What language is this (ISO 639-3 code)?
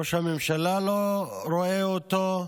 heb